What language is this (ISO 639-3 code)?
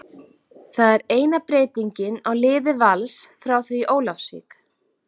isl